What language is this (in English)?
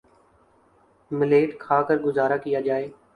Urdu